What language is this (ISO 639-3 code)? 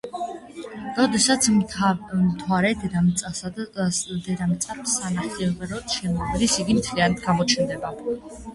kat